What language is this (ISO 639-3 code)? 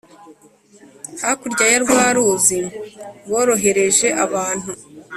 kin